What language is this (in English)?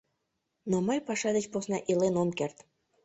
Mari